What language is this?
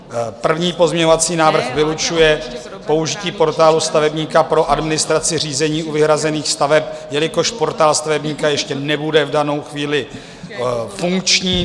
Czech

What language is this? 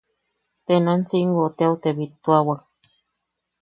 Yaqui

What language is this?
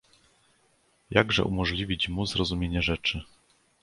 Polish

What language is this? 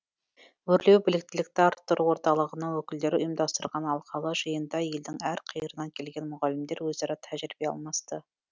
Kazakh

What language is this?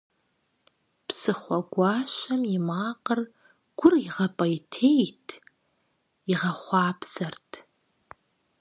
Kabardian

